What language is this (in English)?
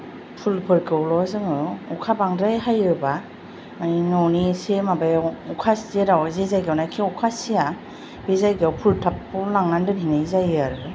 Bodo